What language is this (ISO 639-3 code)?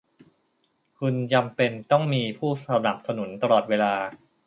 tha